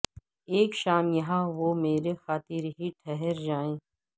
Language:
Urdu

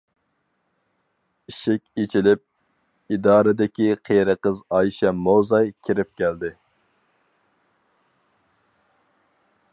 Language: Uyghur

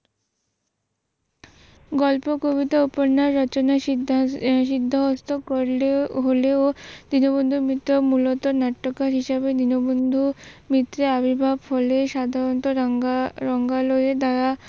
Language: Bangla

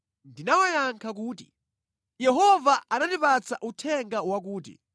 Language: Nyanja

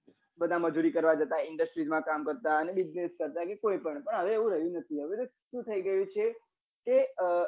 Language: Gujarati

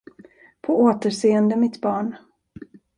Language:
Swedish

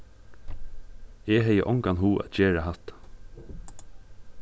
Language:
Faroese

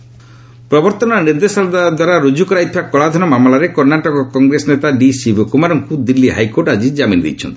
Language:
Odia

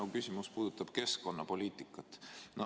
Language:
Estonian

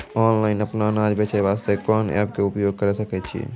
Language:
Maithili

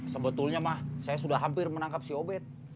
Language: Indonesian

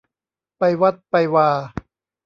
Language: Thai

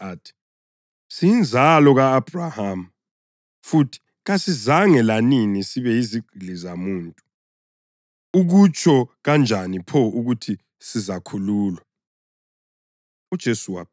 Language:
North Ndebele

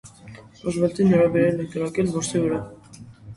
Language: Armenian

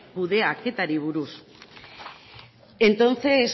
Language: Basque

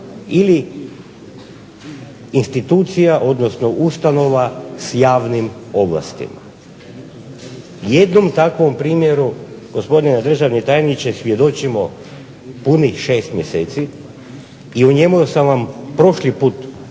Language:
Croatian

